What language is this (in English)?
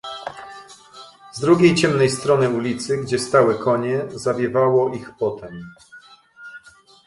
Polish